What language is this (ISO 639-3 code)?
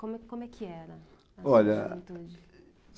por